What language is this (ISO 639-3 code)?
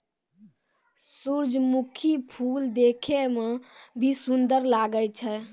mai